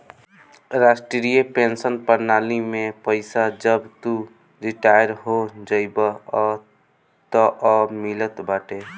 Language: Bhojpuri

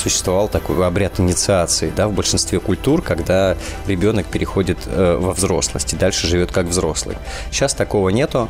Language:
Russian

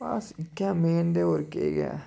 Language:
Dogri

